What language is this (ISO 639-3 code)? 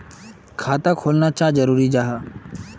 mag